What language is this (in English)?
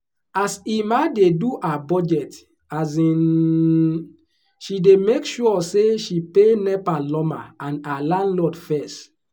Nigerian Pidgin